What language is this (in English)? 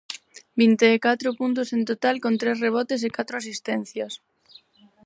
Galician